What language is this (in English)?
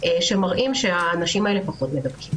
Hebrew